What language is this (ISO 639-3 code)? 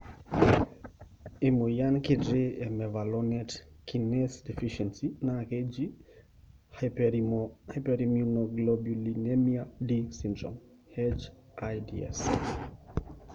mas